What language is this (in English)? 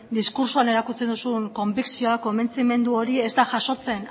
Basque